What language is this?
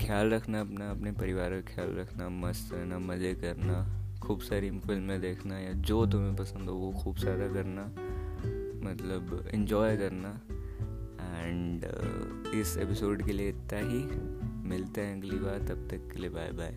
Hindi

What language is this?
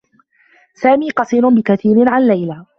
Arabic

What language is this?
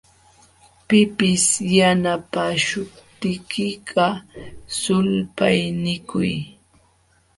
Jauja Wanca Quechua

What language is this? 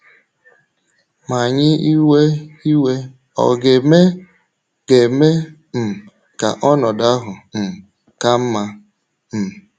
Igbo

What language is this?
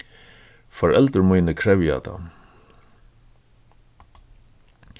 Faroese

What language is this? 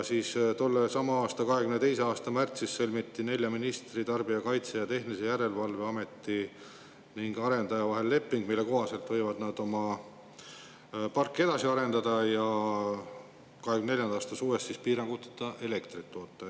Estonian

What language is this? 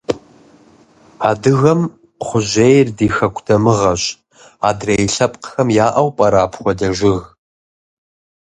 Kabardian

